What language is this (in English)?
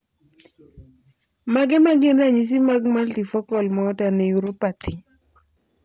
Luo (Kenya and Tanzania)